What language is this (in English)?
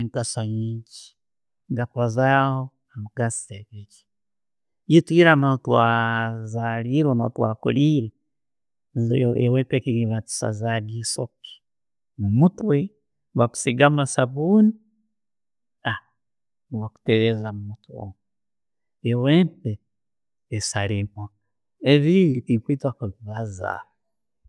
Tooro